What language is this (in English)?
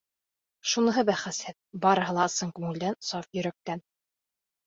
Bashkir